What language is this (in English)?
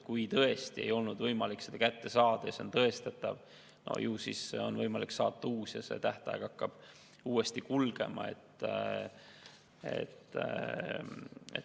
Estonian